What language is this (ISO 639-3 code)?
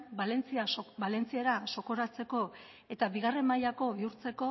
eus